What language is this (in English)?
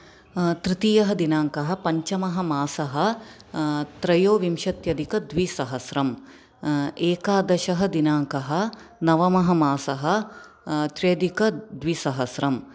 Sanskrit